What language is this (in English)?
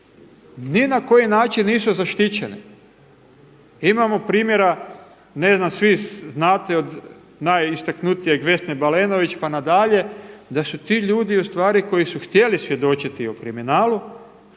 Croatian